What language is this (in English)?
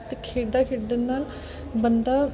Punjabi